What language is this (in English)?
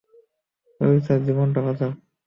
Bangla